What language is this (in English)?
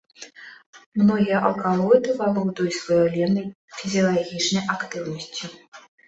Belarusian